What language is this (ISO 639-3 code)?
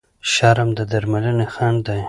pus